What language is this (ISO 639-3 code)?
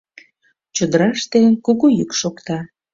chm